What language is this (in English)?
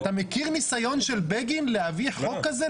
Hebrew